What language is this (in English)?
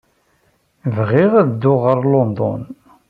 Kabyle